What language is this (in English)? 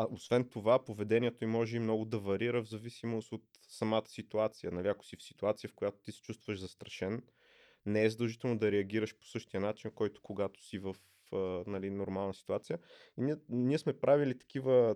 Bulgarian